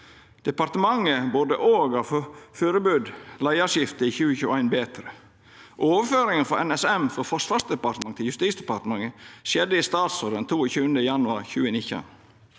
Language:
Norwegian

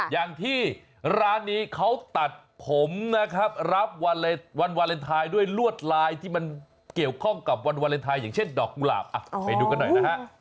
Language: Thai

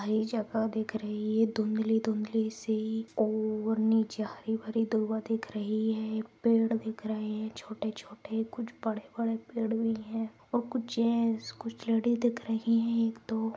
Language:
Magahi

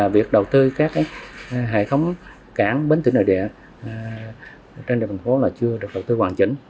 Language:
Vietnamese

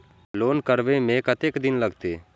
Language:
Maithili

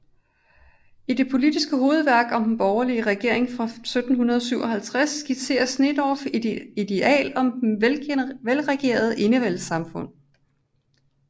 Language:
Danish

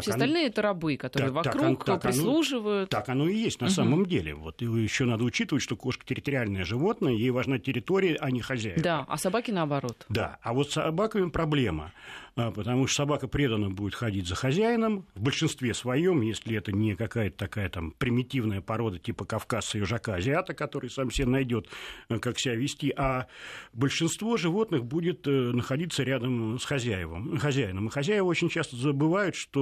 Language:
Russian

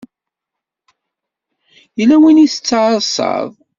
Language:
Kabyle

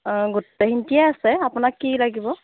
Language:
Assamese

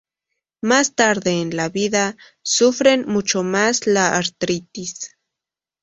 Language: Spanish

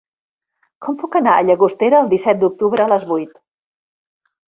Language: Catalan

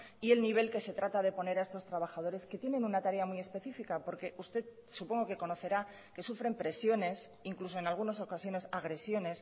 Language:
Spanish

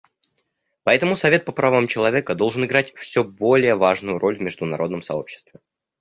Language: Russian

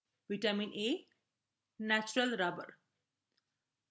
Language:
Bangla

